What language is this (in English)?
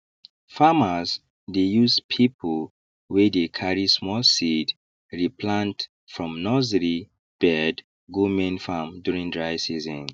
Nigerian Pidgin